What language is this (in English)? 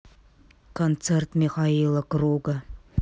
Russian